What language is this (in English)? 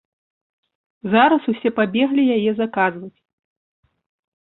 Belarusian